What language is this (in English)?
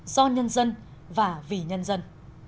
Vietnamese